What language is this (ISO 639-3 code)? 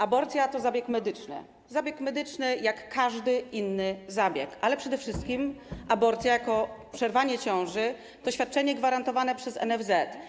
pol